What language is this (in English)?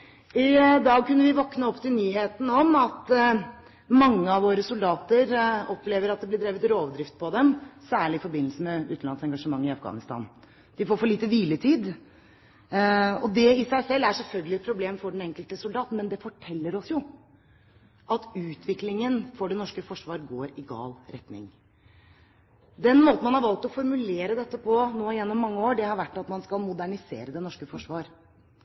Norwegian Bokmål